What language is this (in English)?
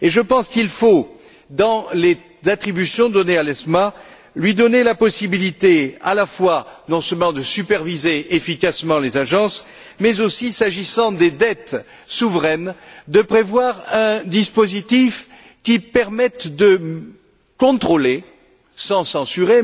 French